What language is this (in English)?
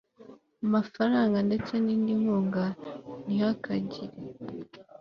Kinyarwanda